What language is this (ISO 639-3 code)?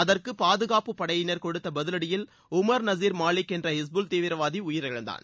tam